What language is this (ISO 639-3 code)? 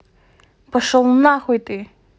rus